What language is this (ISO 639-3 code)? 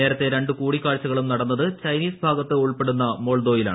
mal